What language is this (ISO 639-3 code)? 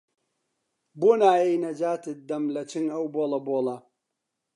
ckb